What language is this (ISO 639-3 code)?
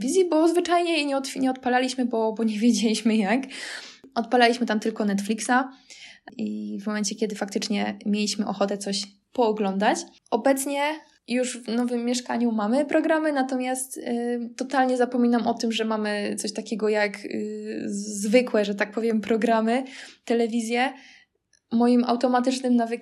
pol